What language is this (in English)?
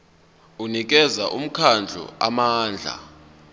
Zulu